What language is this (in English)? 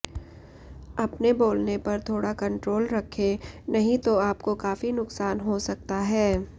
Hindi